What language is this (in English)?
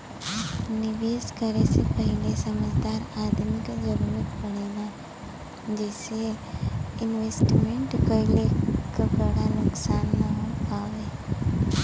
Bhojpuri